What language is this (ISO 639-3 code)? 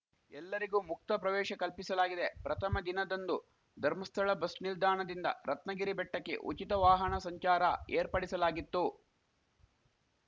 kan